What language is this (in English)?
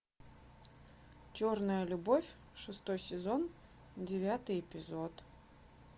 Russian